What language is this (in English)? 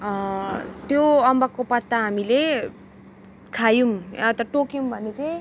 Nepali